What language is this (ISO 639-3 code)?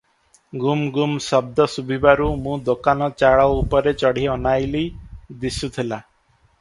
ori